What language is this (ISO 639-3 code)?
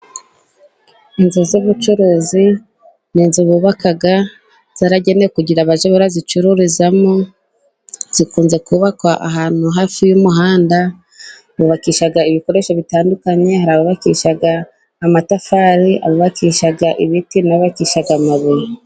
kin